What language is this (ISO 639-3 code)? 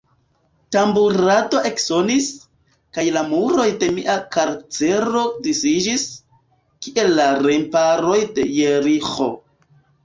epo